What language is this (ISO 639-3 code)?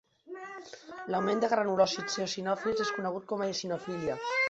cat